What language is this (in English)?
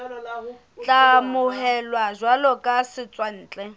Southern Sotho